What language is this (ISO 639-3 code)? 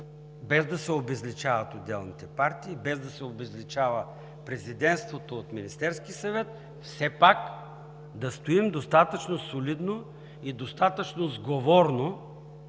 bul